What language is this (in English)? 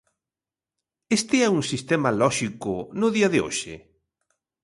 Galician